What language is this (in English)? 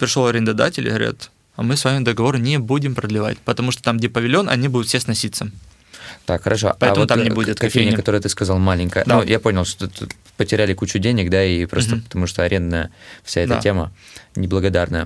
Russian